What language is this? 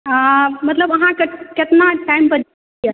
Maithili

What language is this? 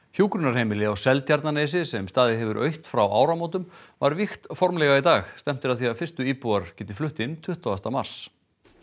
Icelandic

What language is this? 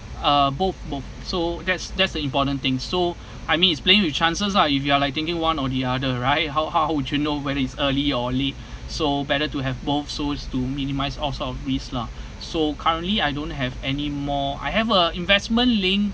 English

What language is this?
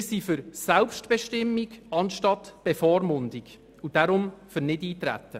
Swiss German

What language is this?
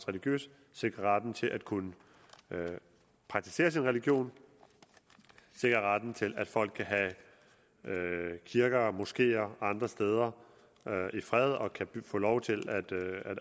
Danish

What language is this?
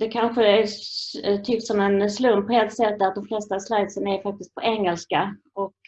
Swedish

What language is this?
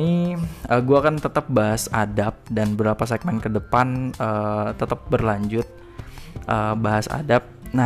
Indonesian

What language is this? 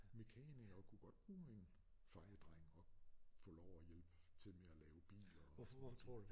Danish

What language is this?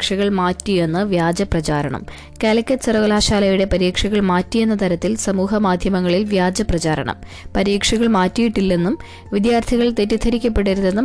Malayalam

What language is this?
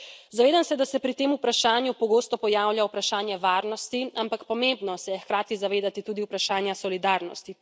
Slovenian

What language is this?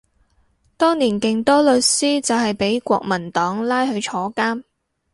Cantonese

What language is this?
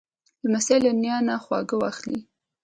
Pashto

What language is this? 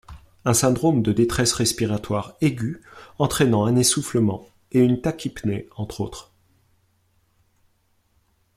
French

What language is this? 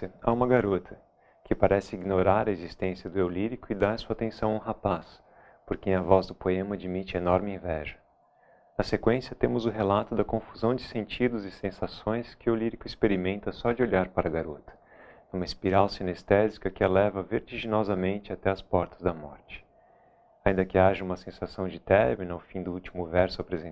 Portuguese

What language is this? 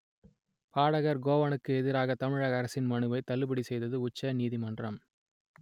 Tamil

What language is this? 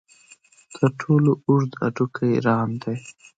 Pashto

